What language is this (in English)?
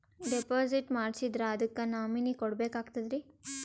Kannada